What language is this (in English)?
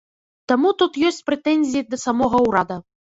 Belarusian